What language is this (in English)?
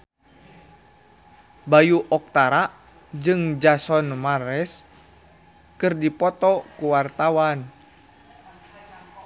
Sundanese